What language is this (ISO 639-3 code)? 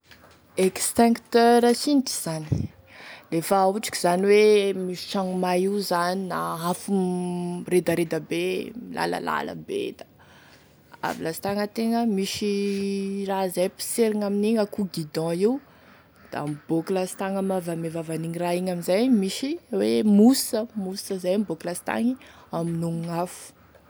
tkg